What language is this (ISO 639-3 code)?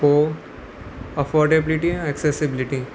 snd